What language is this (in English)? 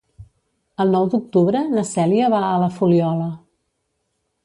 Catalan